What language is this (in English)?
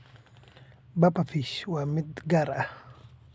Somali